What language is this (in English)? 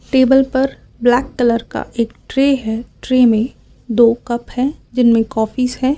Hindi